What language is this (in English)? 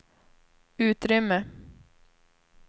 Swedish